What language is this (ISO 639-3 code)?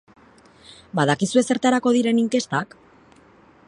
eus